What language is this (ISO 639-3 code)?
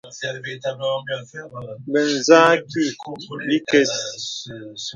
beb